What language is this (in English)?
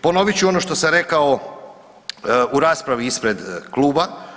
Croatian